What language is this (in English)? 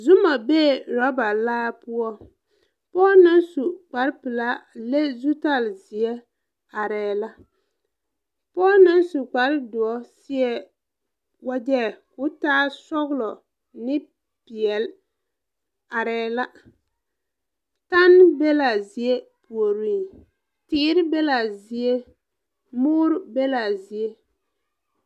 Southern Dagaare